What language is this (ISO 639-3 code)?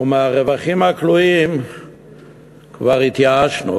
heb